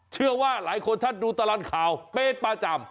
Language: Thai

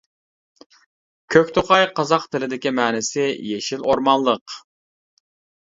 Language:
Uyghur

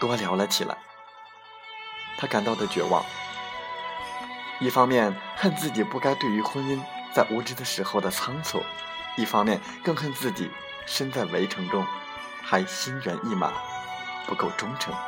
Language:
Chinese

